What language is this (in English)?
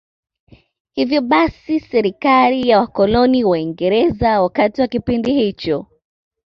Swahili